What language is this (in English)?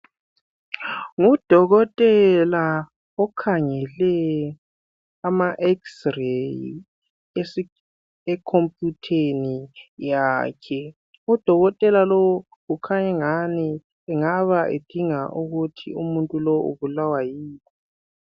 North Ndebele